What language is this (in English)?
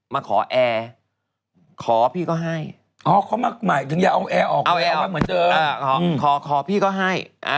Thai